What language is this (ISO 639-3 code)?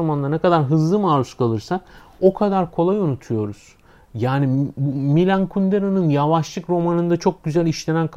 tur